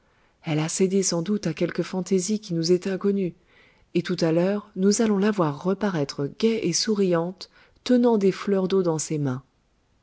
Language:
French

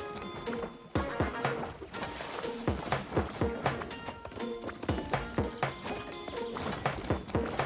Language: Korean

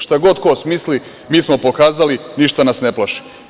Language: Serbian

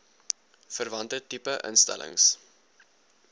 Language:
Afrikaans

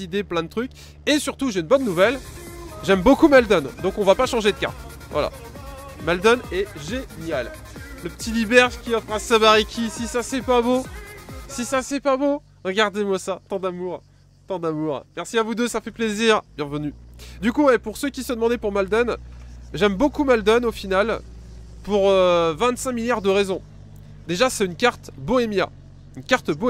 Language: French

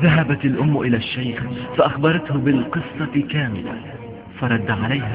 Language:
Arabic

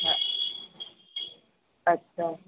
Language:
Sindhi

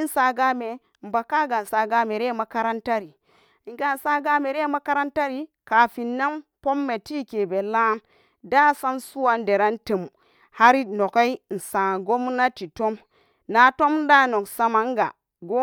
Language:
Samba Daka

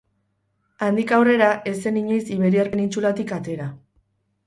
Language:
Basque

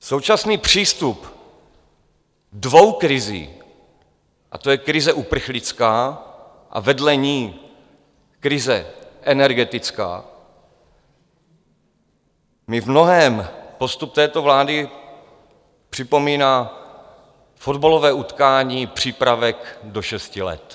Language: Czech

